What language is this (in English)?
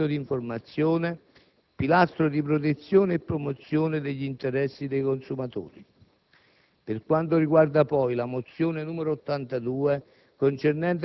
Italian